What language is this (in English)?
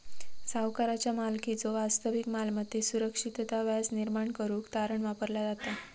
Marathi